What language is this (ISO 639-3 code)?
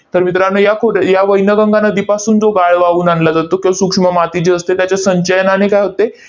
mar